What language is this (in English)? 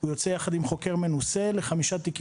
Hebrew